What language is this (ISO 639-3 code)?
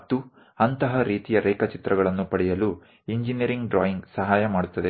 kan